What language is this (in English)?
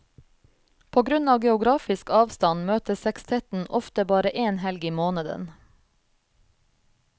Norwegian